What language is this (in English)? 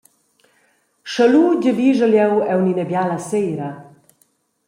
Romansh